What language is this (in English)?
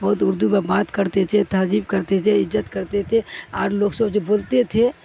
Urdu